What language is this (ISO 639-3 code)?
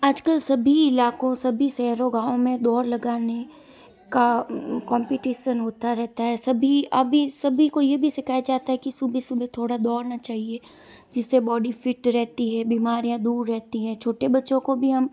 hin